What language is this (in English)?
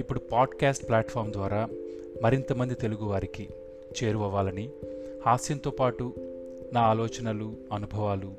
Telugu